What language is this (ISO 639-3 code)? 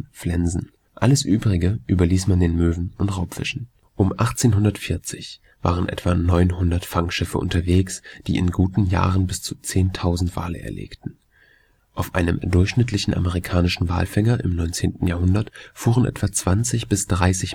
deu